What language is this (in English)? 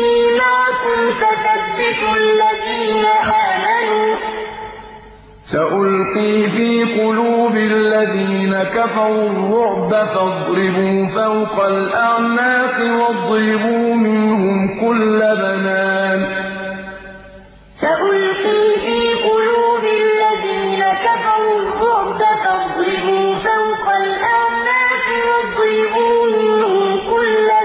Arabic